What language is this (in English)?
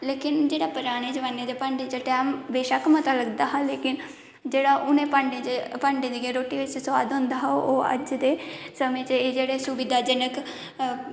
Dogri